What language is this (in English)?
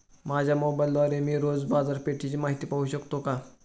Marathi